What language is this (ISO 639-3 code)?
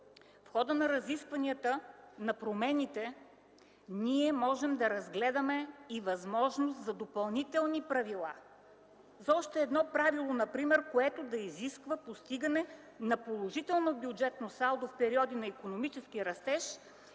bul